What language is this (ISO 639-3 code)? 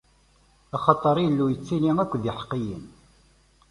kab